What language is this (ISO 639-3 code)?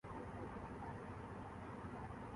urd